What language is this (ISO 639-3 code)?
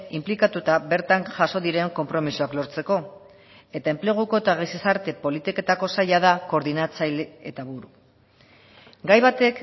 eus